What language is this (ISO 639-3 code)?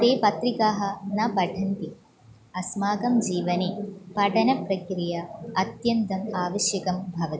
san